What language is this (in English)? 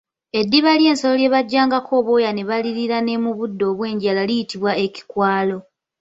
Ganda